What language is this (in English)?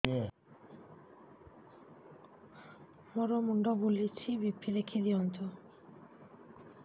Odia